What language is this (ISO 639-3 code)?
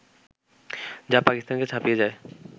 ben